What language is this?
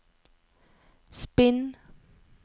Norwegian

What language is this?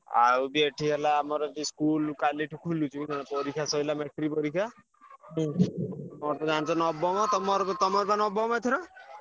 Odia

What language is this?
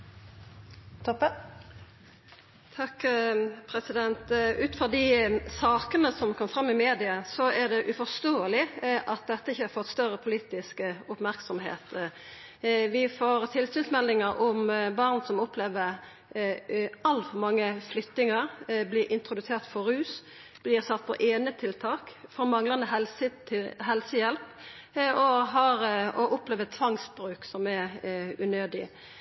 Norwegian Nynorsk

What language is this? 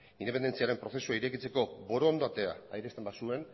Basque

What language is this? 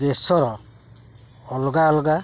Odia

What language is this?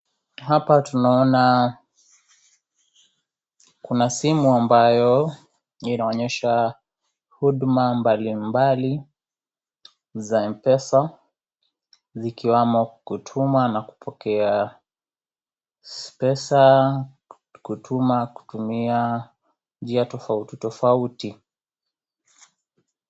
Swahili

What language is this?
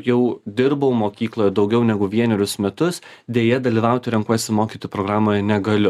Lithuanian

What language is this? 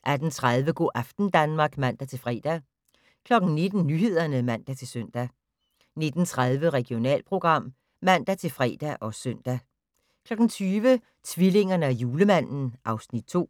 Danish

